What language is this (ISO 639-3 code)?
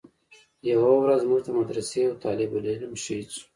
pus